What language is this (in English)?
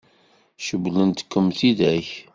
Kabyle